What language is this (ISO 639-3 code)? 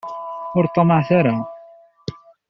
kab